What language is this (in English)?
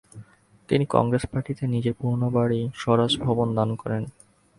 Bangla